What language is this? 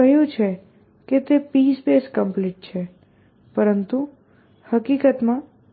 Gujarati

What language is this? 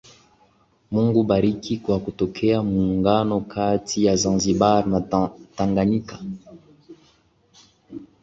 Swahili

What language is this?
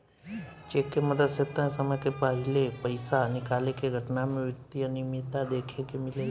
Bhojpuri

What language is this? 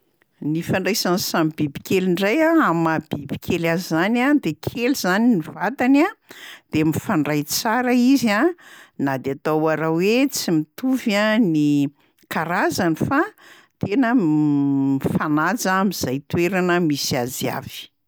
Malagasy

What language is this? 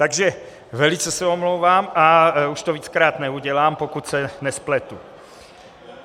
Czech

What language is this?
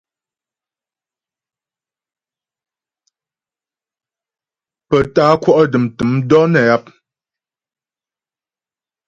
Ghomala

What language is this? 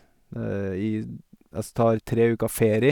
Norwegian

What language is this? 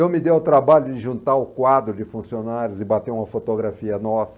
Portuguese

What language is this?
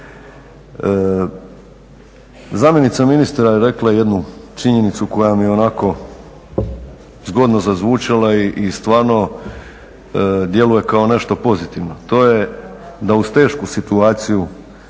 Croatian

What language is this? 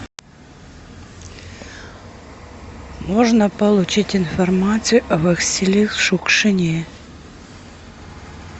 Russian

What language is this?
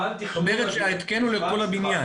Hebrew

